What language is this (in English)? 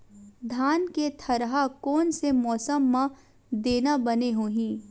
Chhattisgarhi